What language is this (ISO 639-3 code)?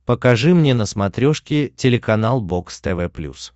rus